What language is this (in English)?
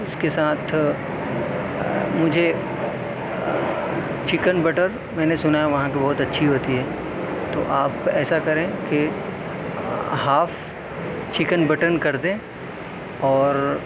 Urdu